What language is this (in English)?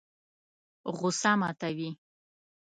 Pashto